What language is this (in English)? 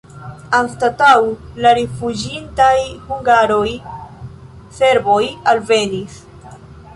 Esperanto